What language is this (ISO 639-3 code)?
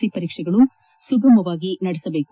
kan